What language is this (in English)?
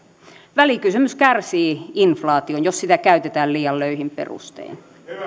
Finnish